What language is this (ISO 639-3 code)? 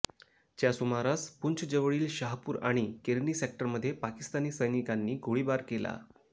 mar